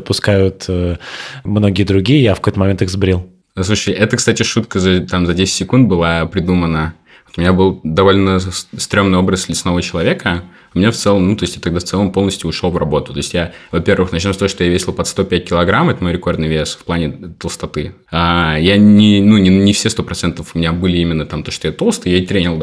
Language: Russian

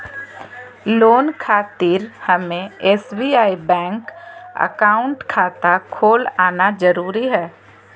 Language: Magahi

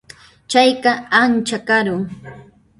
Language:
Puno Quechua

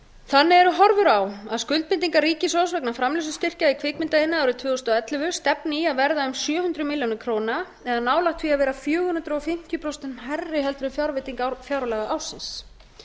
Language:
Icelandic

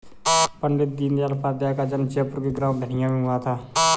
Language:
Hindi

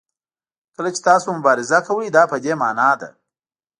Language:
Pashto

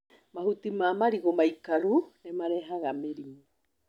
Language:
Kikuyu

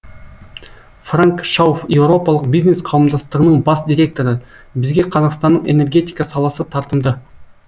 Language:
Kazakh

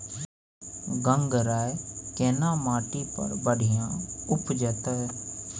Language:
Maithili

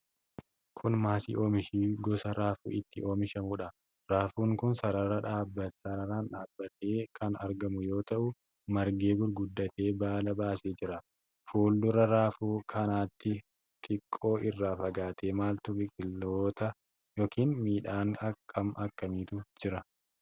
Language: Oromo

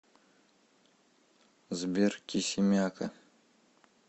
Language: Russian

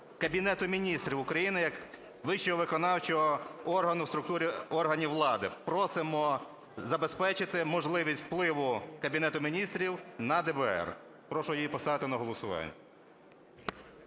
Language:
Ukrainian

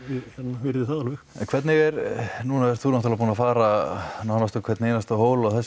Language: Icelandic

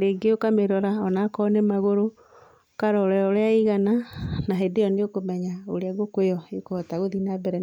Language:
Kikuyu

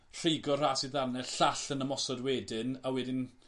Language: Welsh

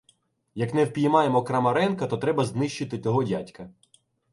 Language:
Ukrainian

